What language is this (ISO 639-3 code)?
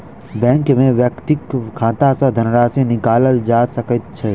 mai